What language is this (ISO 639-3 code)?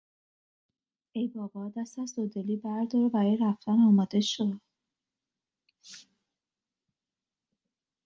fas